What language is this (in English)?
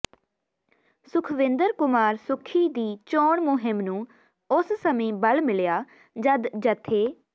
Punjabi